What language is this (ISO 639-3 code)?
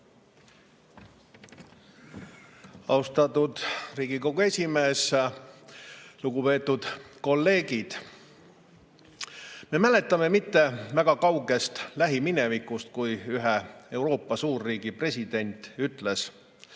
est